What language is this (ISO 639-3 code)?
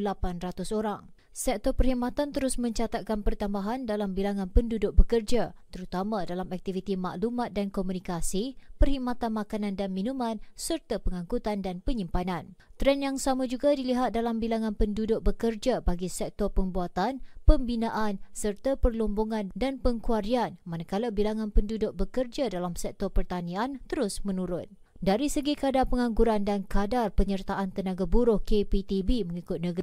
msa